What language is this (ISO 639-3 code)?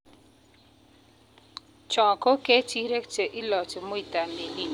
kln